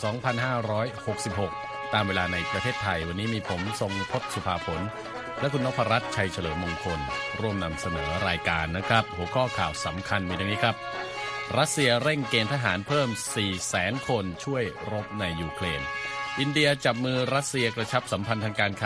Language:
Thai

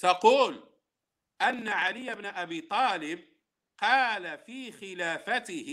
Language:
Arabic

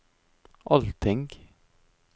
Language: Norwegian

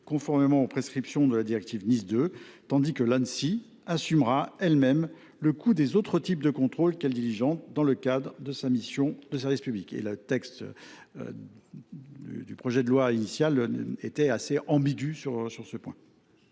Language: French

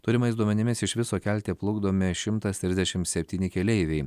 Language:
Lithuanian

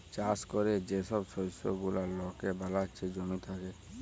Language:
Bangla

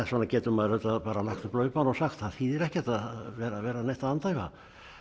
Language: Icelandic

